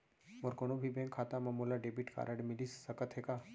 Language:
Chhattisgarhi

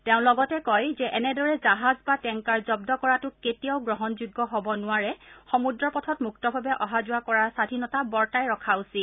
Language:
Assamese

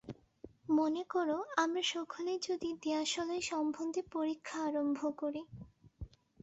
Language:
Bangla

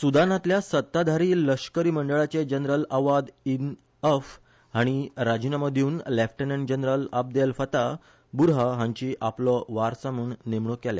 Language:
Konkani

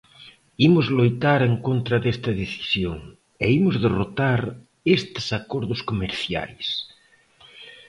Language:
Galician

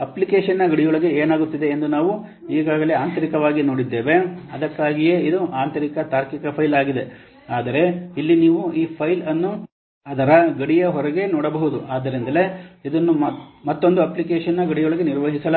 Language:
Kannada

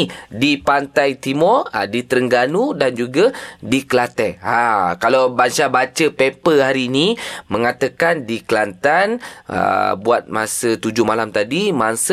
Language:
Malay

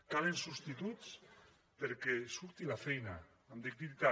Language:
Catalan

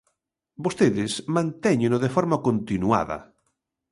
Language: Galician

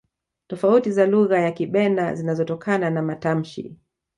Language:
Swahili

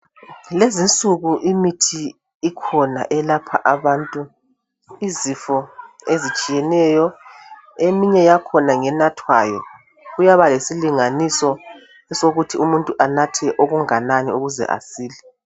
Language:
North Ndebele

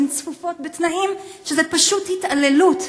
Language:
Hebrew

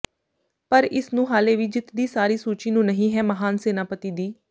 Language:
Punjabi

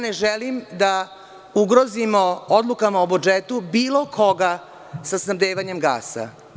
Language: Serbian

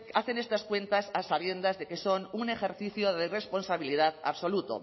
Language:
Spanish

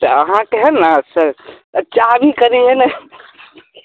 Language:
Maithili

